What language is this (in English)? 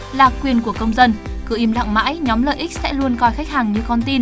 Vietnamese